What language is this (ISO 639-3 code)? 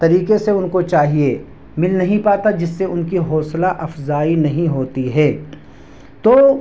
urd